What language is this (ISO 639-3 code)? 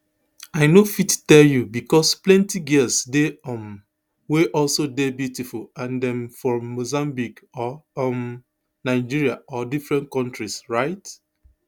pcm